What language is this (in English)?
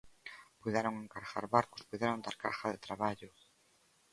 Galician